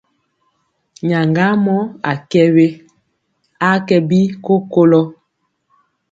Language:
Mpiemo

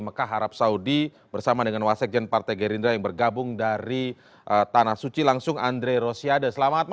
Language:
Indonesian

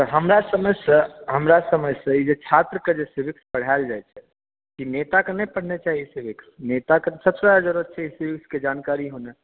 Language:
Maithili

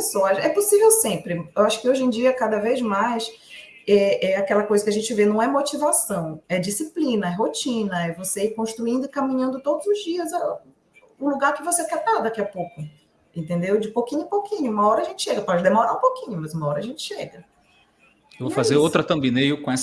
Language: Portuguese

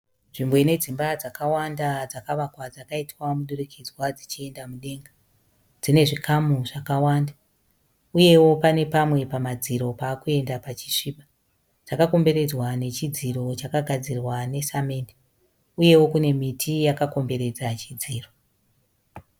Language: Shona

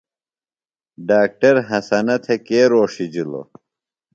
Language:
Phalura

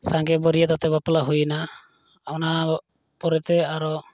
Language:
Santali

